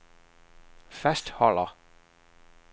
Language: Danish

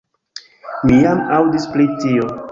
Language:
Esperanto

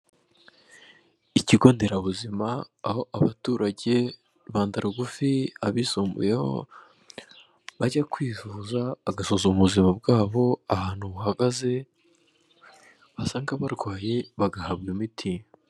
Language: Kinyarwanda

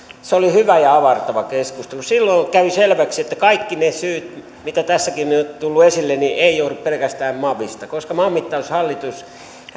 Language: Finnish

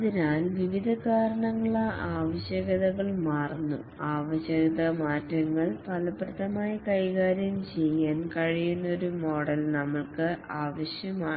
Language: Malayalam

